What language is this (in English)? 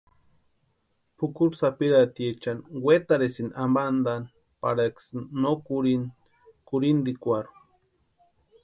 Western Highland Purepecha